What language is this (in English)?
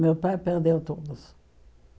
Portuguese